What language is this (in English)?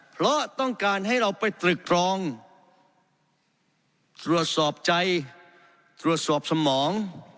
Thai